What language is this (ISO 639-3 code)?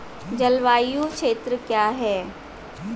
hin